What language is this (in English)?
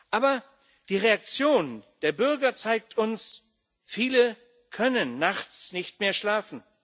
German